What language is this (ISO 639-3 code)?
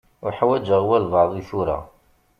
kab